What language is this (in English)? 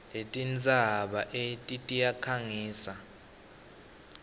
Swati